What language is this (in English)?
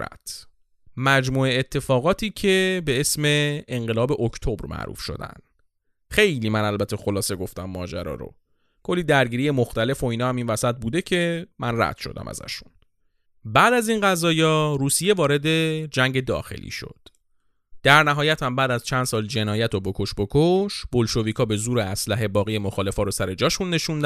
Persian